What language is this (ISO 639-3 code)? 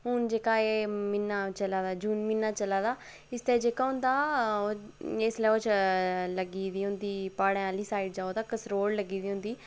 doi